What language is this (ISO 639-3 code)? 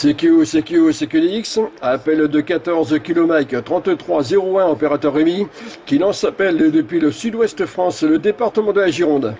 fra